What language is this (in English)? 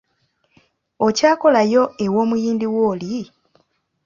Ganda